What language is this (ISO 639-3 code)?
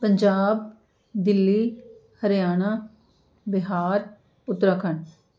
pan